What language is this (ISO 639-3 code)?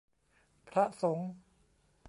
tha